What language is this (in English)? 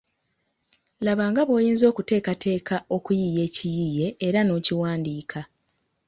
Ganda